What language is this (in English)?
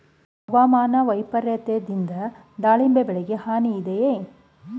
Kannada